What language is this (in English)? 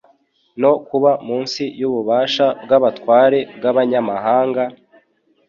Kinyarwanda